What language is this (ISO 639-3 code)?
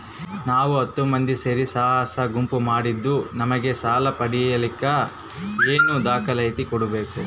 kan